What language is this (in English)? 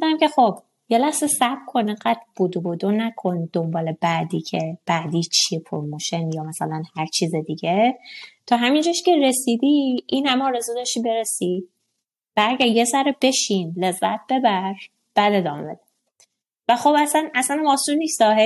Persian